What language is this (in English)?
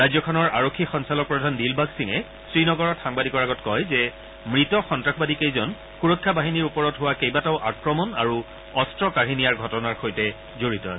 Assamese